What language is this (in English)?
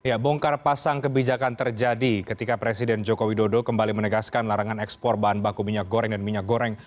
Indonesian